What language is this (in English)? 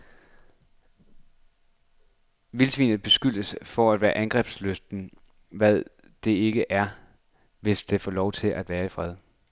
Danish